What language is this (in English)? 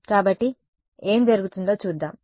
Telugu